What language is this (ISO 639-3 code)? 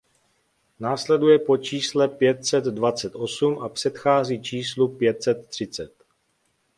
ces